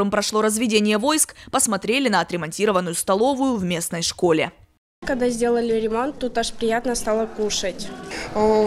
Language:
Russian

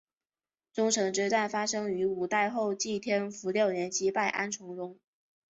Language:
Chinese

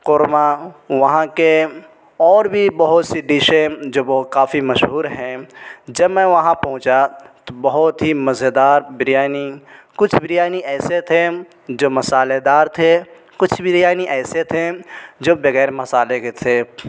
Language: Urdu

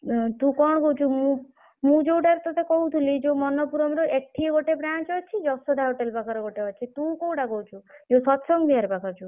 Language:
Odia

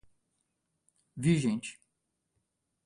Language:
Portuguese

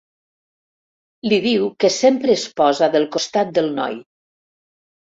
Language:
Catalan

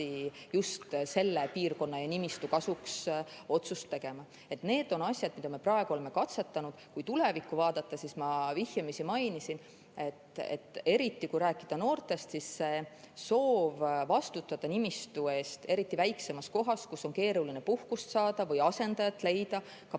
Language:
Estonian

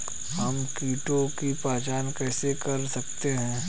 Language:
Hindi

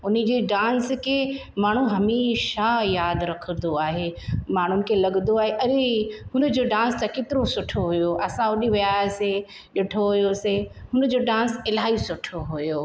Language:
Sindhi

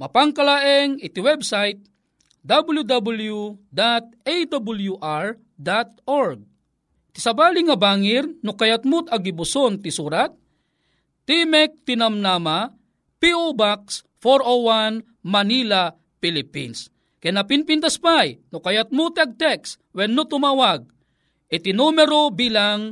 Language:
Filipino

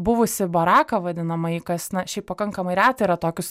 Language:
Lithuanian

